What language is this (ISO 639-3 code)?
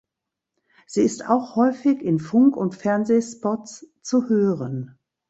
deu